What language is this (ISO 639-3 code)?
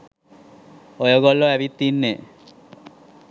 sin